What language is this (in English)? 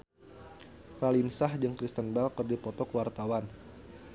Sundanese